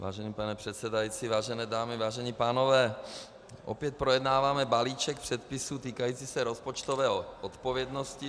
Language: Czech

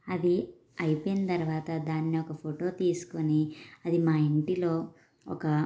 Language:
Telugu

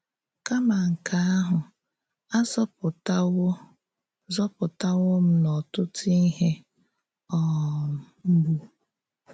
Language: Igbo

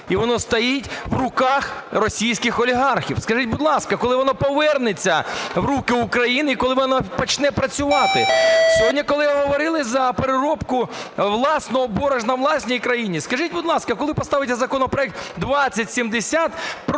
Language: Ukrainian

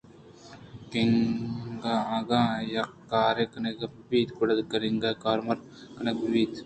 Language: Eastern Balochi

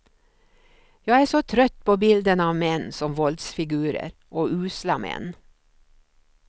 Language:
Swedish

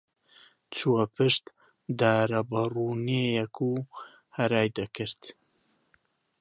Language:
Central Kurdish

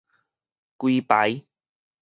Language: Min Nan Chinese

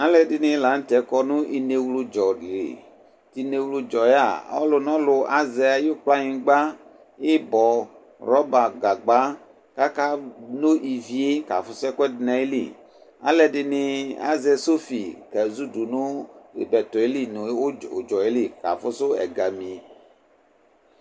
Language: Ikposo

